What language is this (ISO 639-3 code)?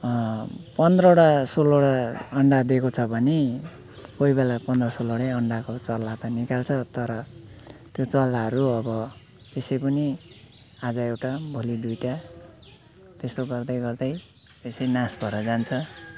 nep